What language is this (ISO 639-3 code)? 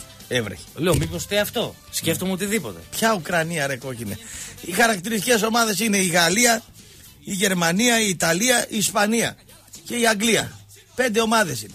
ell